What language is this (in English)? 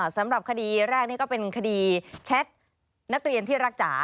Thai